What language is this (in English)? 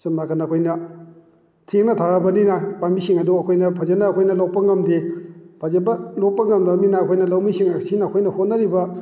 Manipuri